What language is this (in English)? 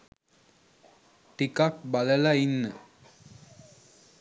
Sinhala